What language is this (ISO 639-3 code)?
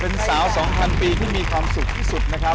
tha